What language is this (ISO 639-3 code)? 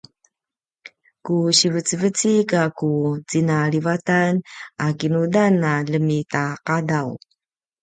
pwn